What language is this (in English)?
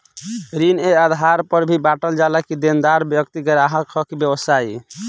Bhojpuri